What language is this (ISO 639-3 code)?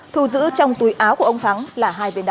vie